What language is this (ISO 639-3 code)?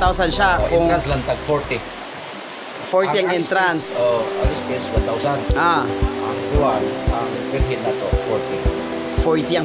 fil